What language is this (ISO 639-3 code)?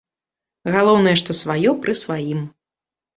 bel